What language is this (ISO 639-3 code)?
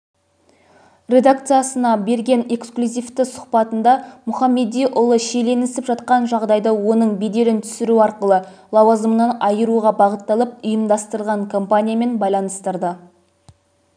kaz